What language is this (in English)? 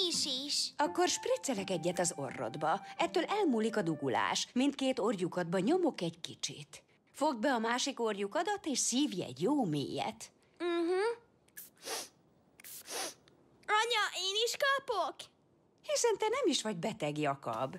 Hungarian